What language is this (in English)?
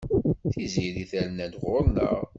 Kabyle